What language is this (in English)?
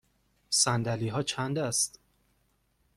Persian